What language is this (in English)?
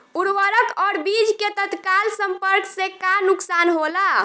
Bhojpuri